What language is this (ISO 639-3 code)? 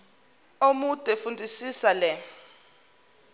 zul